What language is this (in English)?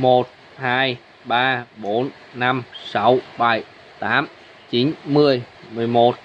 Vietnamese